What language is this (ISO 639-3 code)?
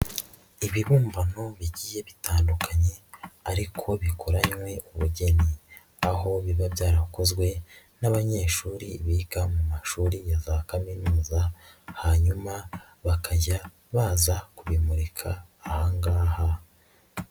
kin